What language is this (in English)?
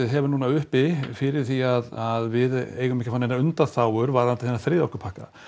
Icelandic